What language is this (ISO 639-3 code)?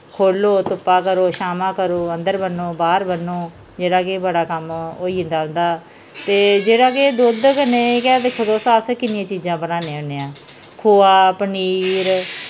doi